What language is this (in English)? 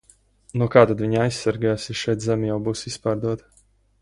Latvian